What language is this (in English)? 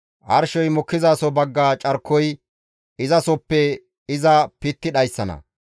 Gamo